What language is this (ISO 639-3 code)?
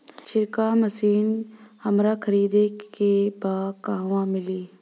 bho